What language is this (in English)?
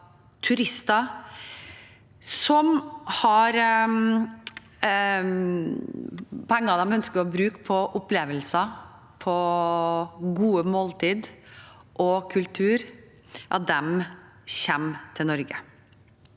Norwegian